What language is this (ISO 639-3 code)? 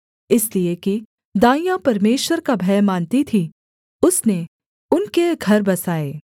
hin